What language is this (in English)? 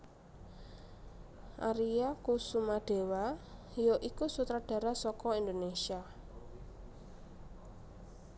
Javanese